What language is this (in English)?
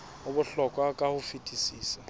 Southern Sotho